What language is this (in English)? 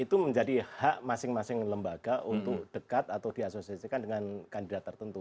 Indonesian